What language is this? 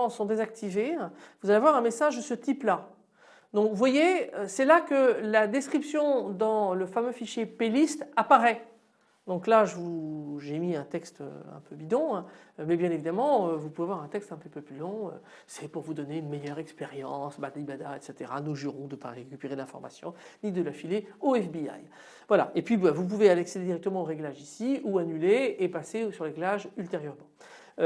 French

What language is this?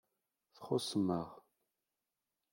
Kabyle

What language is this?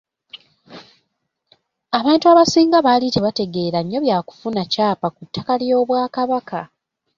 Ganda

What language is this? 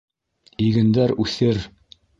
Bashkir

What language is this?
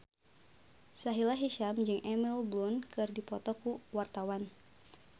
Sundanese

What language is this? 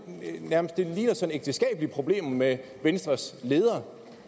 Danish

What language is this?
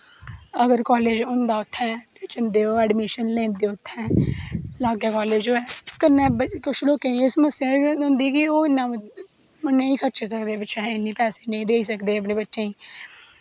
Dogri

